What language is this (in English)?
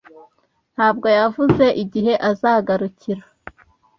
Kinyarwanda